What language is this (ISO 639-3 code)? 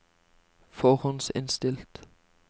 nor